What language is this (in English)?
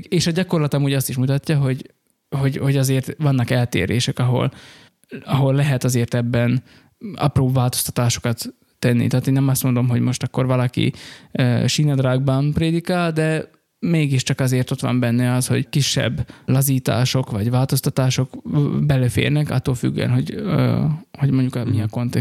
Hungarian